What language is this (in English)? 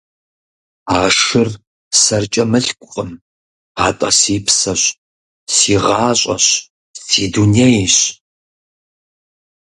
Kabardian